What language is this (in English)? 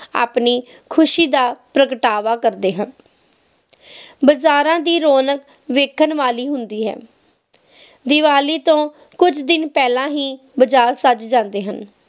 Punjabi